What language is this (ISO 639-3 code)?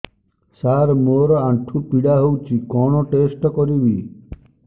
ori